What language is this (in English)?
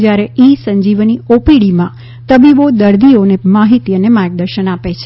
Gujarati